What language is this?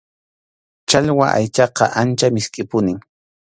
Arequipa-La Unión Quechua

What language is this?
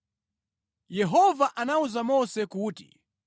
Nyanja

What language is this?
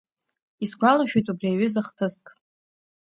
Abkhazian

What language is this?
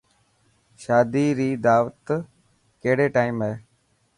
Dhatki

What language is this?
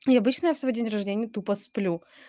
Russian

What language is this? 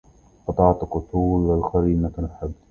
Arabic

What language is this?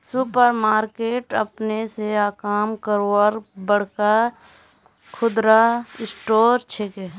Magahi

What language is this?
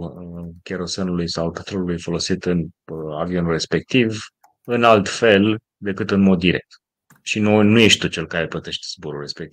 Romanian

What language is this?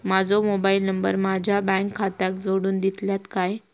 Marathi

